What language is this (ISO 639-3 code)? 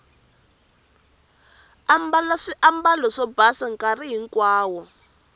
tso